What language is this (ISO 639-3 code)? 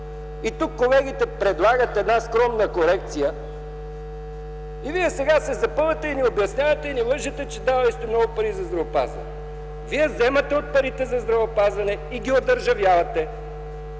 bul